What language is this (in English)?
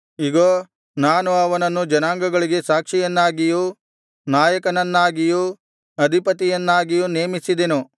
Kannada